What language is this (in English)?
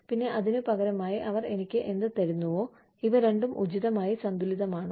Malayalam